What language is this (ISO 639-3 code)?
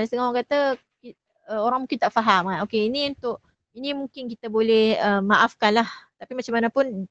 msa